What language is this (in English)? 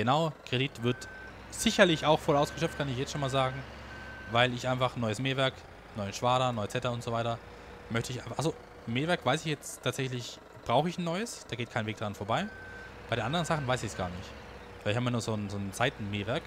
German